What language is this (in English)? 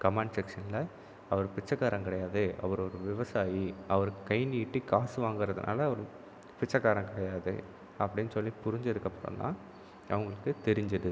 Tamil